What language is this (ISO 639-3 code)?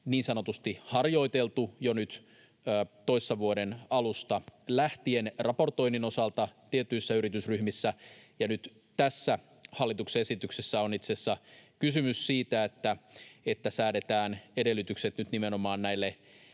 fin